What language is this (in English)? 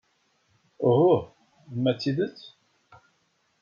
Kabyle